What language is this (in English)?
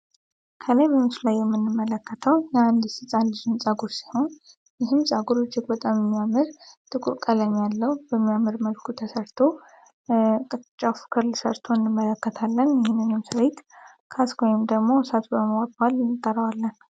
Amharic